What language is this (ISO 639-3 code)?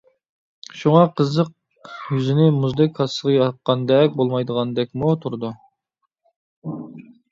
uig